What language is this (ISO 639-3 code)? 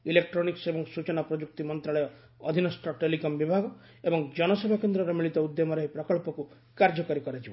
ori